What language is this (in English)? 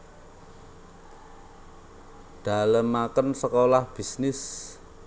Javanese